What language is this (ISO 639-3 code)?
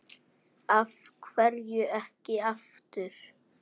isl